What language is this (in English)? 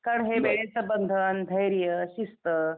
Marathi